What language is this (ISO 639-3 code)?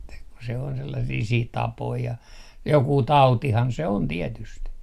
fin